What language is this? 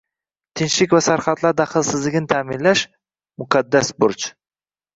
Uzbek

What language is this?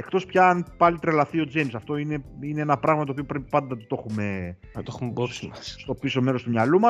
Greek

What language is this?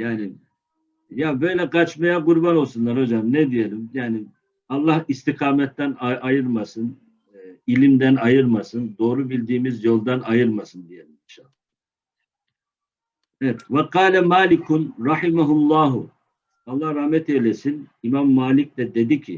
Turkish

